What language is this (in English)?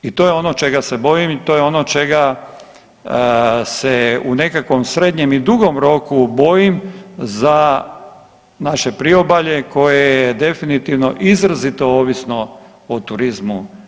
Croatian